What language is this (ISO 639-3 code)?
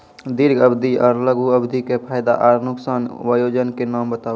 mai